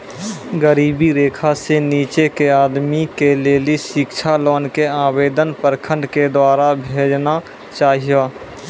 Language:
Maithili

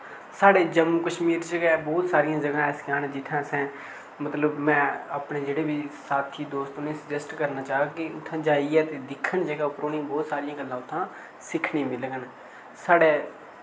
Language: Dogri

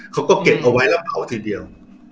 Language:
Thai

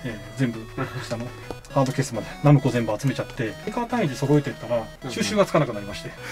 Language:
Japanese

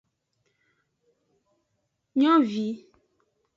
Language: Aja (Benin)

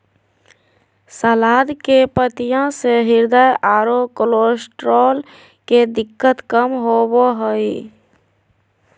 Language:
Magahi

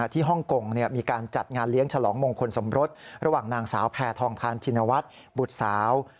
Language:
Thai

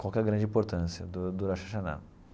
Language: Portuguese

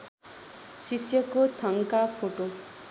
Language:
Nepali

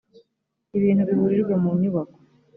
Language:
Kinyarwanda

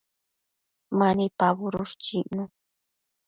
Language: Matsés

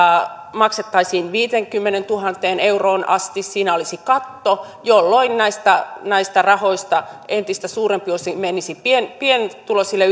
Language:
Finnish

